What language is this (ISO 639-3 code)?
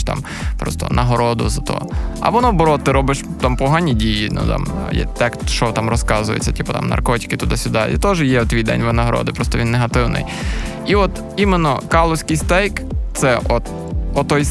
ukr